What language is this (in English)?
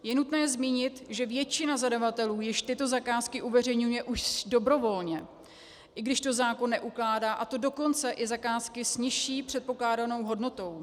Czech